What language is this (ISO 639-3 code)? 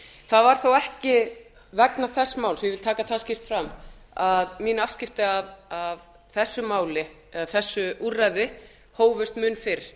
isl